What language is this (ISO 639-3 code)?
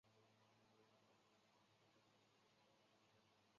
zho